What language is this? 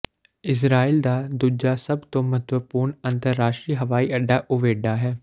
Punjabi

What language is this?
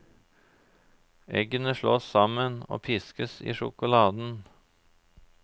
Norwegian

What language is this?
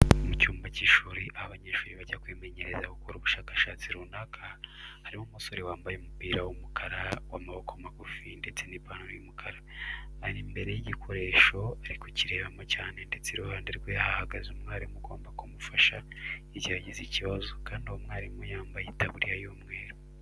Kinyarwanda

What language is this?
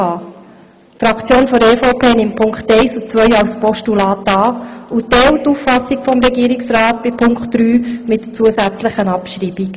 Swiss German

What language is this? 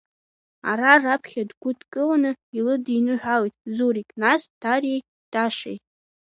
Abkhazian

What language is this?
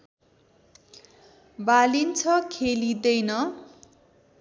Nepali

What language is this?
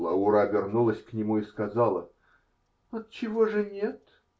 Russian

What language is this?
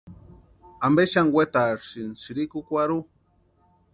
Western Highland Purepecha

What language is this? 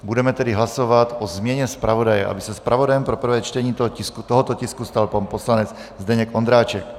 Czech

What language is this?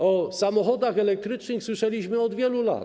Polish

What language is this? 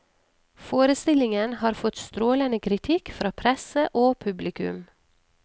Norwegian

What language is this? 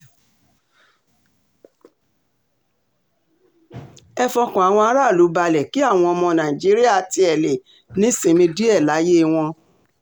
Yoruba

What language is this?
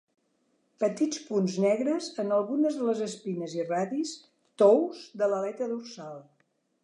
Catalan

